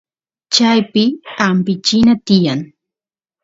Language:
Santiago del Estero Quichua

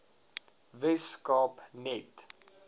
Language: Afrikaans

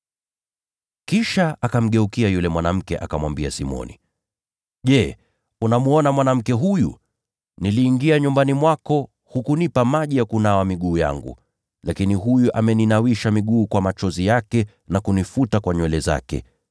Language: Swahili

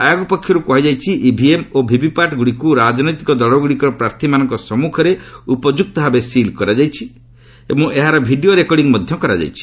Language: Odia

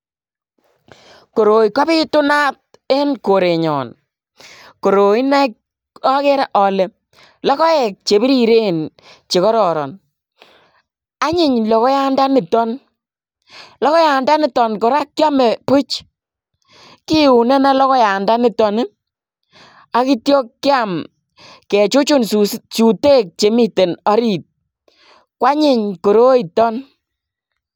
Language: Kalenjin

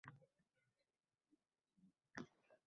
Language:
Uzbek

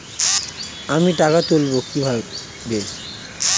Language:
Bangla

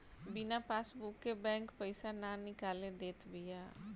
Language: Bhojpuri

